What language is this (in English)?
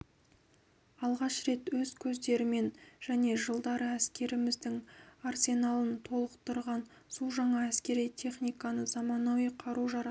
Kazakh